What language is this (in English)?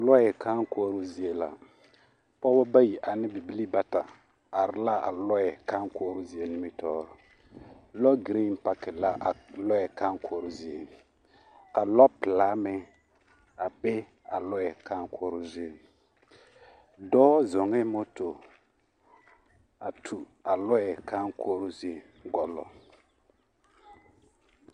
Southern Dagaare